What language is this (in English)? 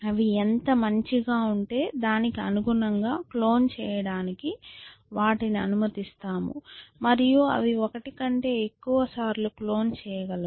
Telugu